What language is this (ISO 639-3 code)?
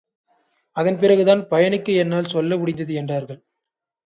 tam